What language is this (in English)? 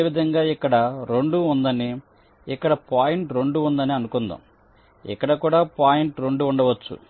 Telugu